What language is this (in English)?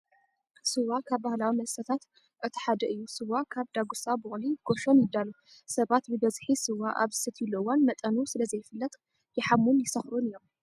Tigrinya